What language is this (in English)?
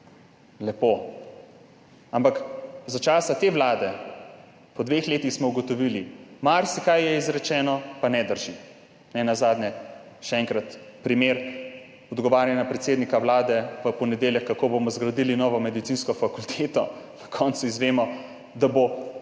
Slovenian